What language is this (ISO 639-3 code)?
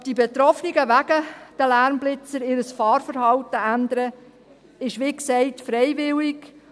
gsw